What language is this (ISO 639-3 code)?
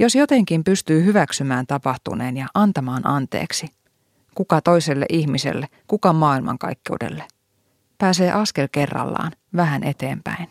fin